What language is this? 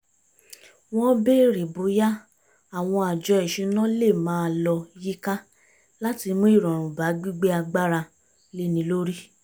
Yoruba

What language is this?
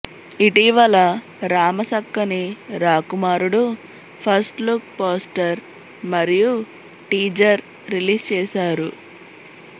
Telugu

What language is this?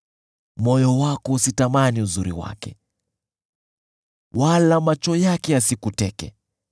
Swahili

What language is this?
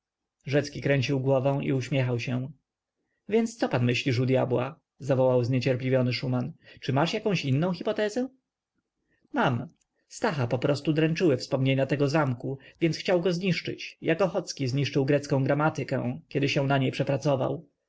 Polish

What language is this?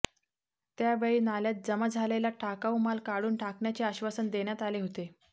Marathi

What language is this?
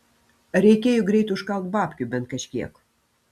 Lithuanian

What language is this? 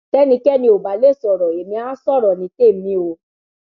Yoruba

